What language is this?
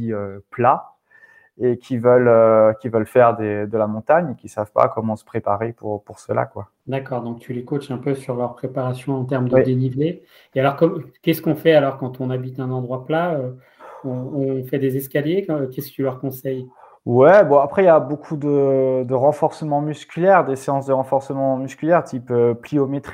French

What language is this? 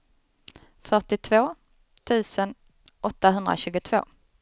Swedish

